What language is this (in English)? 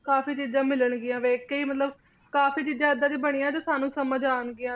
Punjabi